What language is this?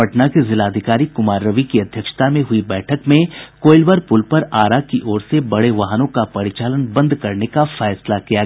Hindi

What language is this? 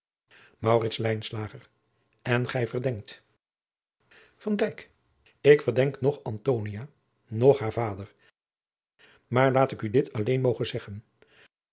Dutch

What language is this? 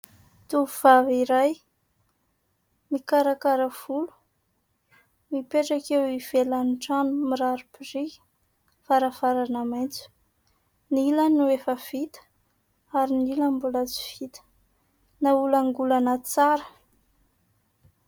Malagasy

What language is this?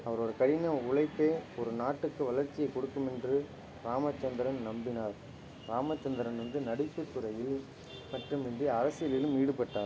Tamil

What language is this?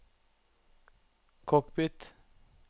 Norwegian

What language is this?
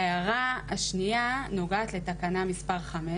Hebrew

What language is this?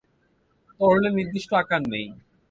Bangla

